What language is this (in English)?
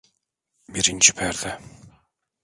Turkish